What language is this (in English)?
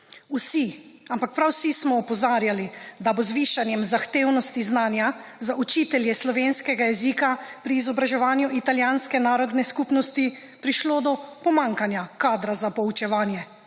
Slovenian